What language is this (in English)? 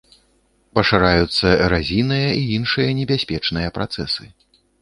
Belarusian